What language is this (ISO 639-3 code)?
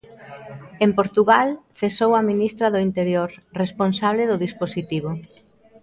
glg